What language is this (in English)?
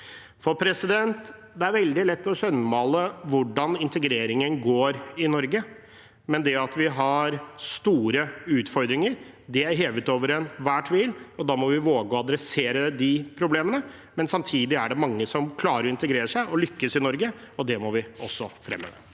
Norwegian